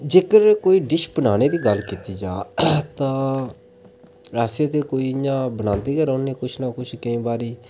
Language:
Dogri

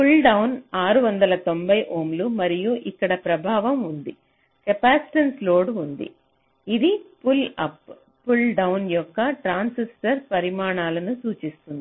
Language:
Telugu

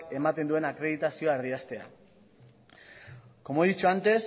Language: Basque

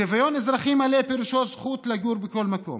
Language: Hebrew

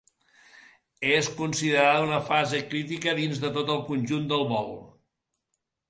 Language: Catalan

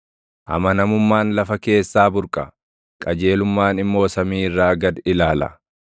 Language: Oromo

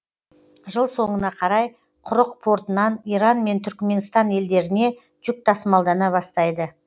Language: Kazakh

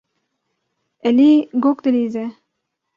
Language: Kurdish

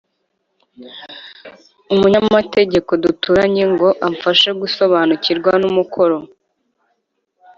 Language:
Kinyarwanda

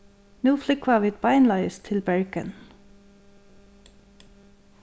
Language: Faroese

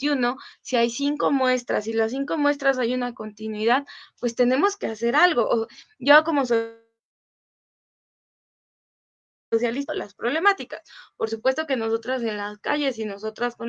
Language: Spanish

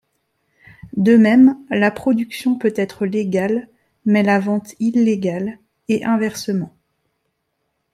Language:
French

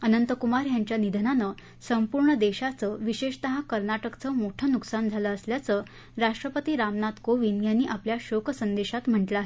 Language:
Marathi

